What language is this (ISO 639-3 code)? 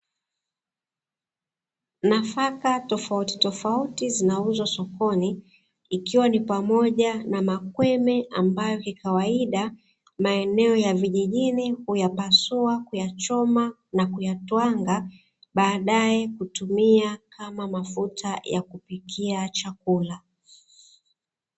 swa